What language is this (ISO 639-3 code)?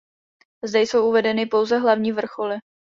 ces